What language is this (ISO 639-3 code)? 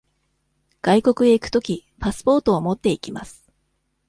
jpn